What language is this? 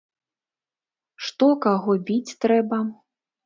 Belarusian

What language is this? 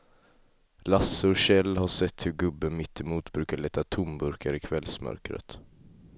Swedish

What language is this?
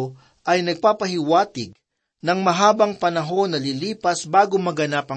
Filipino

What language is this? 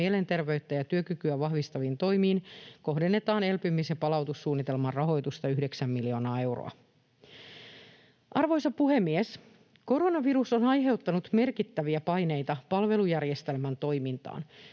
Finnish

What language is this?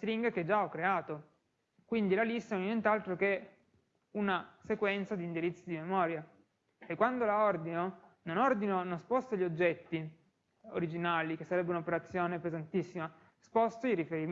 Italian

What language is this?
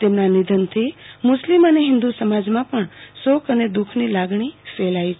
Gujarati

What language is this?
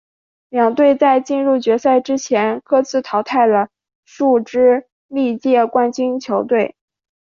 Chinese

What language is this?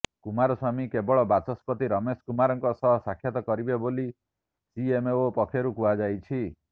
Odia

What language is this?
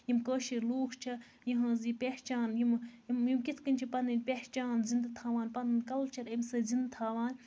Kashmiri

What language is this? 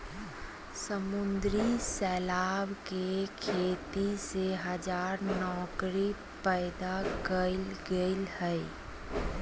Magahi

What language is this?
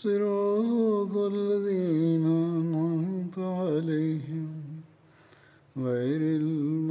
Bulgarian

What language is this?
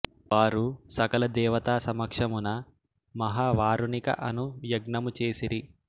Telugu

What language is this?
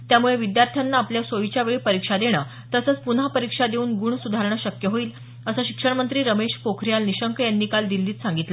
Marathi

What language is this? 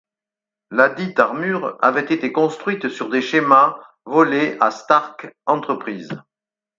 French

